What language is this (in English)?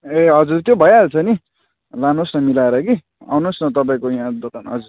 Nepali